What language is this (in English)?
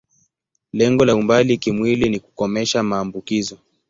Swahili